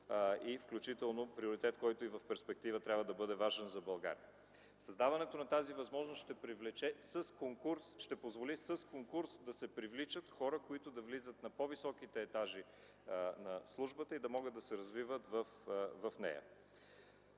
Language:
Bulgarian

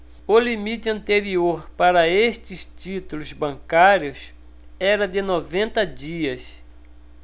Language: Portuguese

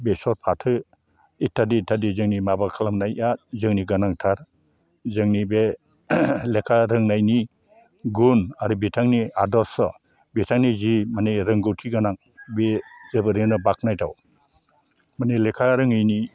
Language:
Bodo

